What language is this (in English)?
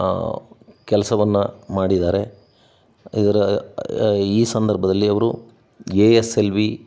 Kannada